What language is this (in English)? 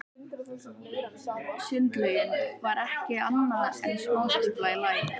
Icelandic